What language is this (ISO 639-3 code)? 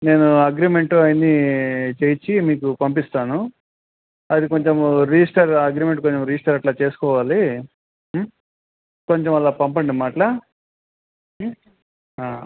tel